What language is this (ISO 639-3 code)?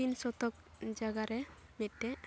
sat